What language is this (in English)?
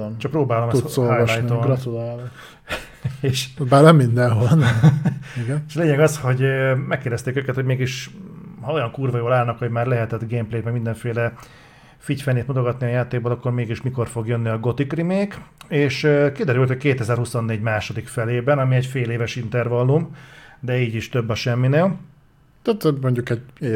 Hungarian